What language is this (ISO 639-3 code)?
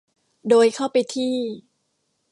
tha